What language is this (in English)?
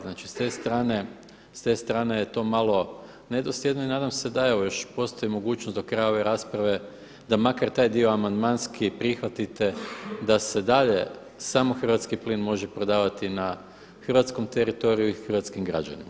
Croatian